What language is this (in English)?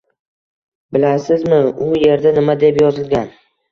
Uzbek